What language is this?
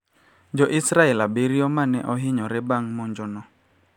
Luo (Kenya and Tanzania)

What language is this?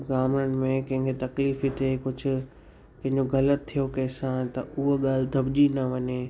Sindhi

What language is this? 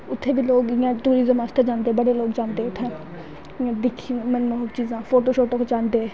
Dogri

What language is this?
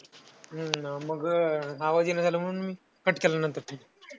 Marathi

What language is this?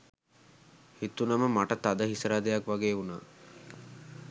Sinhala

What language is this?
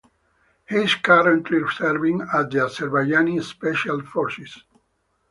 English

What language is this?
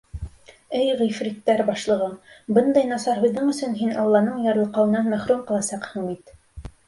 Bashkir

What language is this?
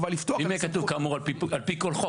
Hebrew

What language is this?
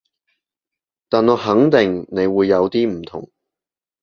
Cantonese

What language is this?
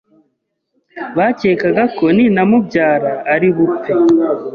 Kinyarwanda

